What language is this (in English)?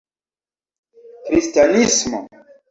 Esperanto